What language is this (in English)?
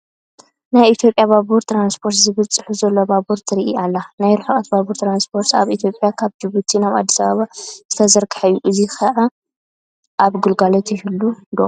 Tigrinya